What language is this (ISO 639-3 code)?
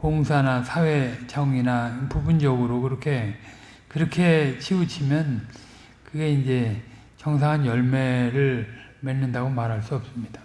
kor